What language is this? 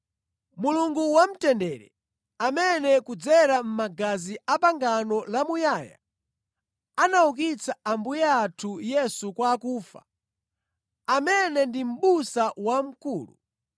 Nyanja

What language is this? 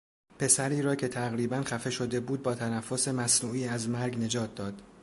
Persian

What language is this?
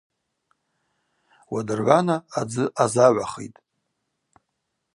Abaza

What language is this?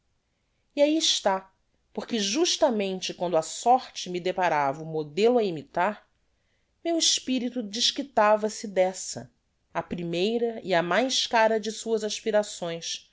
Portuguese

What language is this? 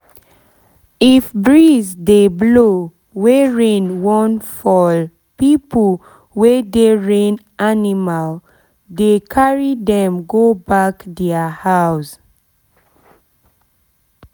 Nigerian Pidgin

